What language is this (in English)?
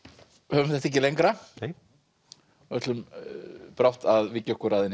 Icelandic